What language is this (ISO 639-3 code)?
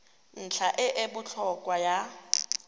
tsn